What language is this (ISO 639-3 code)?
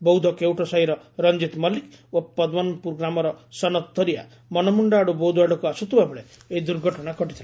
ori